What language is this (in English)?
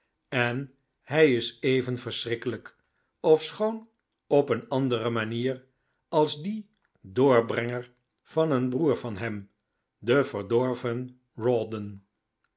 Dutch